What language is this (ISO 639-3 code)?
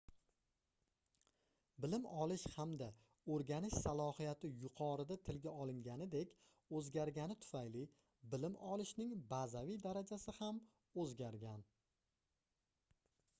uzb